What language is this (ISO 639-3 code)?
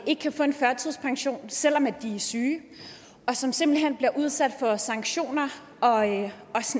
dan